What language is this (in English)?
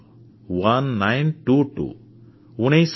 Odia